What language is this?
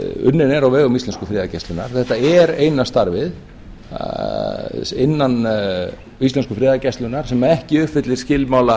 Icelandic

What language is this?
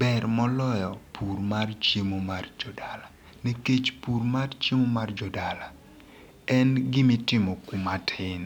Luo (Kenya and Tanzania)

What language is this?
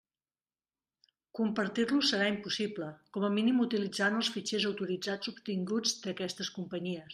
Catalan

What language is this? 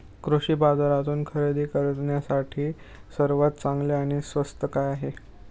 Marathi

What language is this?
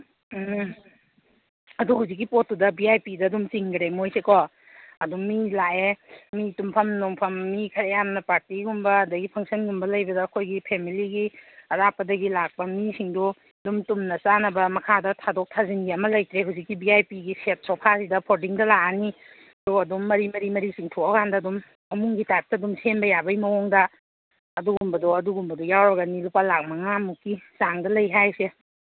Manipuri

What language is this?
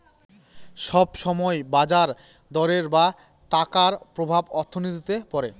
Bangla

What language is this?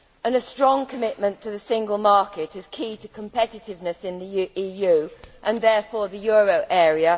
English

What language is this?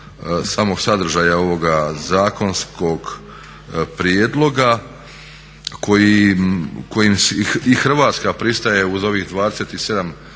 Croatian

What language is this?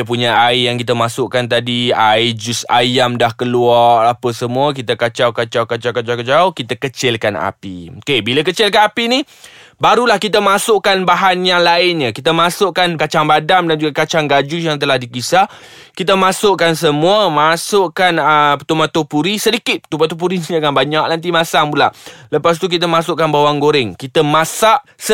Malay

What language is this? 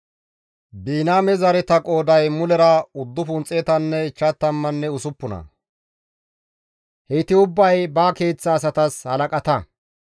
Gamo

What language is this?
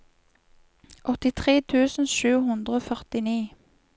Norwegian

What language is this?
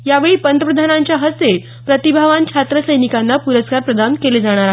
Marathi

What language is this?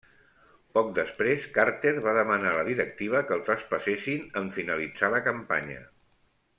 Catalan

